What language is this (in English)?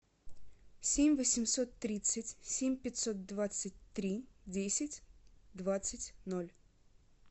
Russian